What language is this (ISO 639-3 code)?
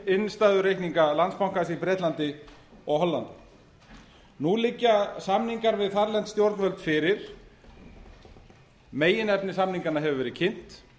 isl